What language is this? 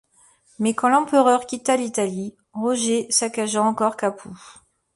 French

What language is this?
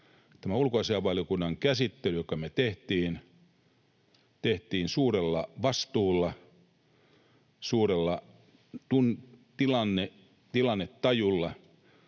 Finnish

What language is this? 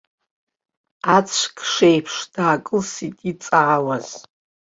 Abkhazian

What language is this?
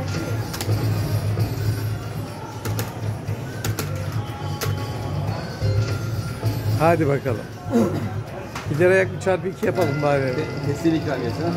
Turkish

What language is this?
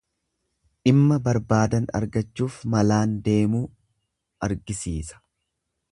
Oromo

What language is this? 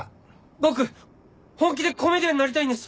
Japanese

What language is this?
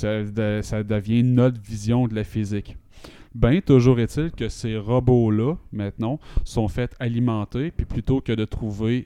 French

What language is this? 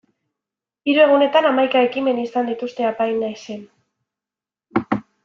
Basque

